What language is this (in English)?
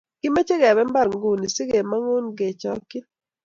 Kalenjin